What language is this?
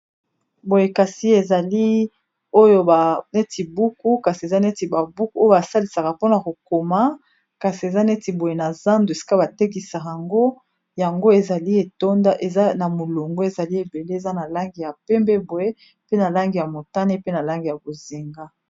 Lingala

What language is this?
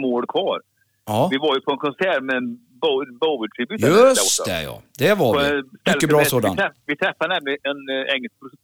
Swedish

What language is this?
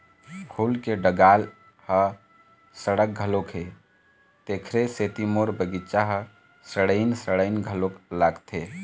Chhattisgarhi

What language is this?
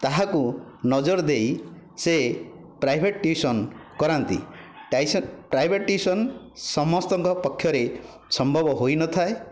Odia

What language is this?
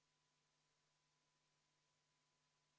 Estonian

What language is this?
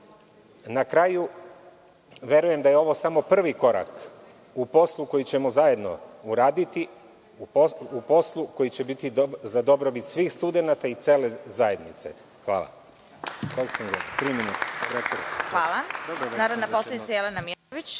Serbian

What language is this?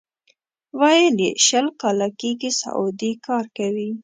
Pashto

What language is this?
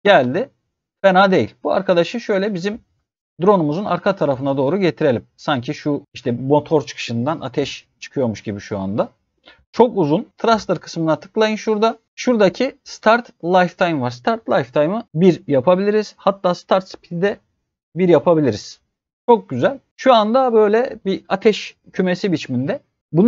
Turkish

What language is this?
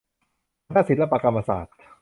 Thai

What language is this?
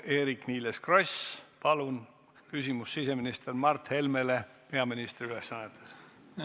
Estonian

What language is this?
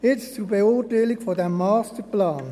Swiss German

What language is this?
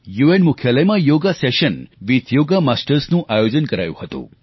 Gujarati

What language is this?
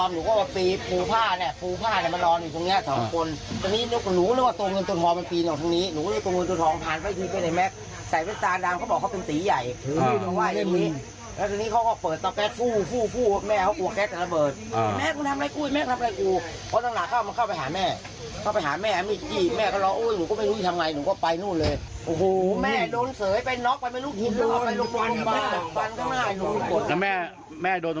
Thai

